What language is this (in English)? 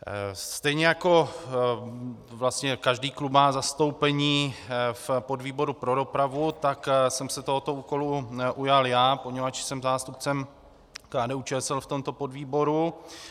Czech